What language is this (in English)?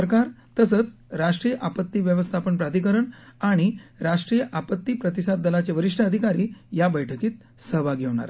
Marathi